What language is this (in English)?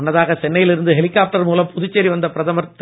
Tamil